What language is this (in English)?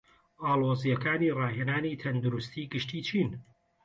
Central Kurdish